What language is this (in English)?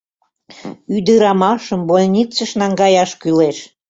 Mari